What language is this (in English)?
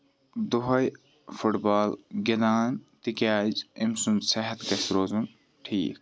Kashmiri